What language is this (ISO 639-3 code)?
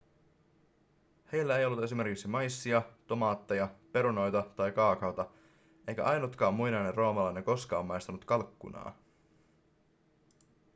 fin